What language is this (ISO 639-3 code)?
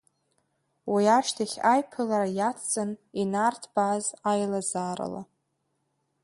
abk